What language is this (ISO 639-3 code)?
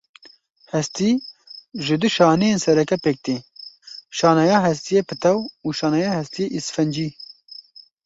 kur